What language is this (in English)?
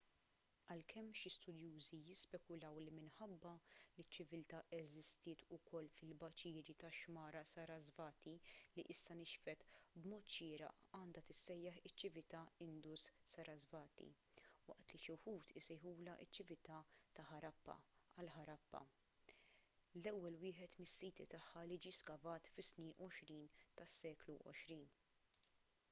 Maltese